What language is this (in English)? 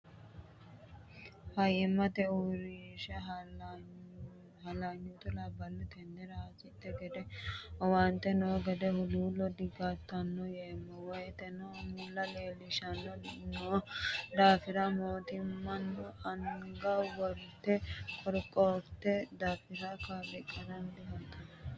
Sidamo